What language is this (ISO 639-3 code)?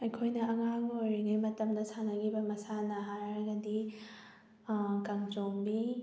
mni